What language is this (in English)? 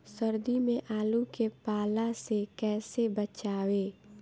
Bhojpuri